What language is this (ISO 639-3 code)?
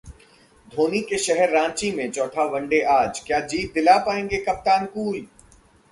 hin